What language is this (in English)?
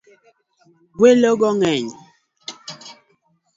Luo (Kenya and Tanzania)